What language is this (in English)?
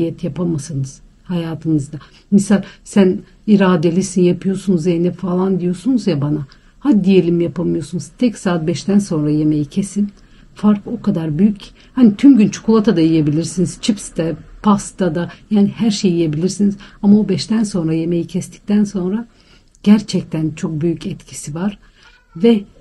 Turkish